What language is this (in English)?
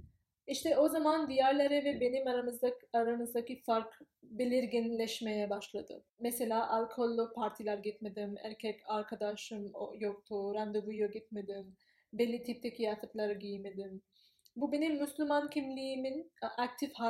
Turkish